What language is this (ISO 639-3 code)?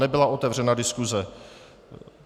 ces